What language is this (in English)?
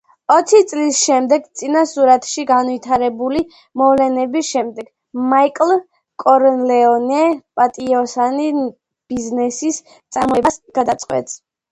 Georgian